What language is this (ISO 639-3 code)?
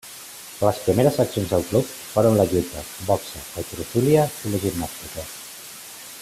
cat